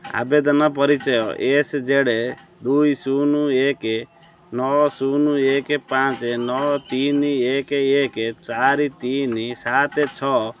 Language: Odia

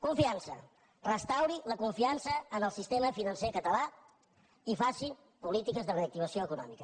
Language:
Catalan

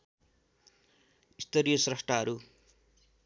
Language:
Nepali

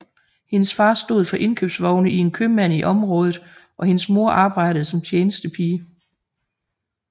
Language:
Danish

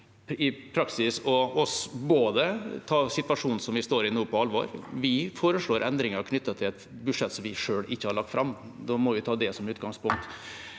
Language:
Norwegian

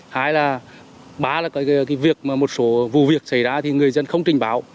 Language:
Vietnamese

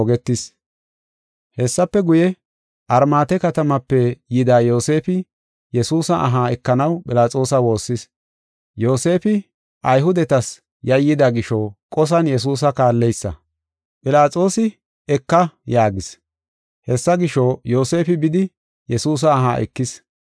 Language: Gofa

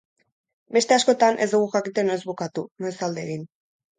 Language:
Basque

